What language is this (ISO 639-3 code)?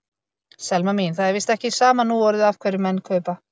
isl